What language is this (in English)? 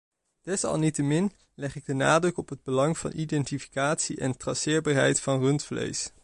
Dutch